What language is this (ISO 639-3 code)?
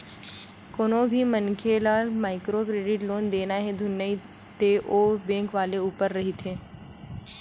hne